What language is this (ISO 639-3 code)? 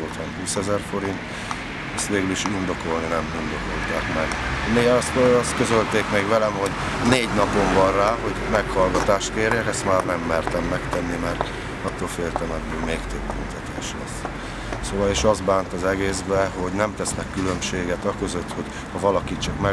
hun